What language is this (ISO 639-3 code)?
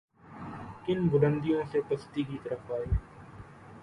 urd